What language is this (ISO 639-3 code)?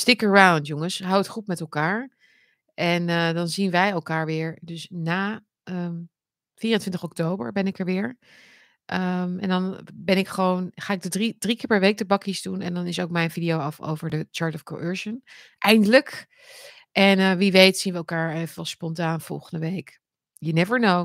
nld